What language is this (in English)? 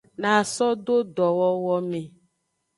Aja (Benin)